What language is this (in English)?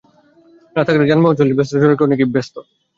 Bangla